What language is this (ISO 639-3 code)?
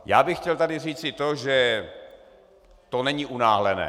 ces